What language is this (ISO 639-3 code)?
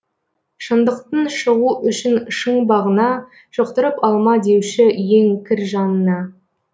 kaz